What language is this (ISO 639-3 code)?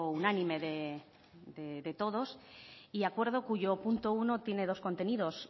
spa